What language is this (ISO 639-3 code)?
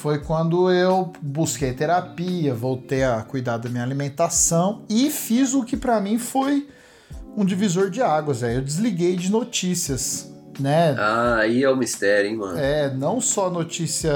por